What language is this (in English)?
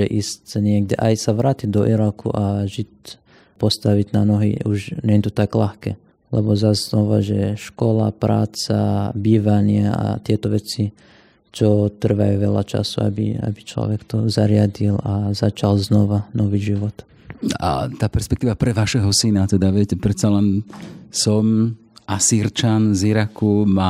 Slovak